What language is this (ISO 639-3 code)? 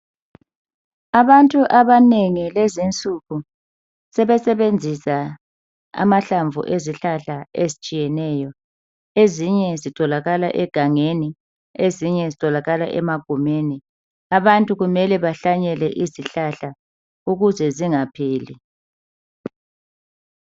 nde